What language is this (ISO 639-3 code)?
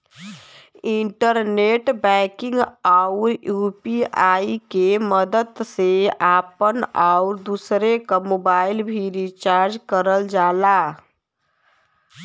bho